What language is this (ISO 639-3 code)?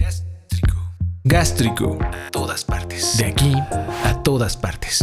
spa